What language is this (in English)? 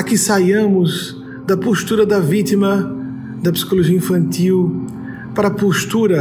Portuguese